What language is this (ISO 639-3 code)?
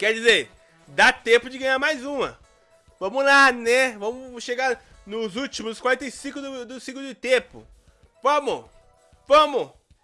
por